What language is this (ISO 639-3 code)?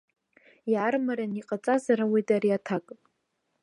abk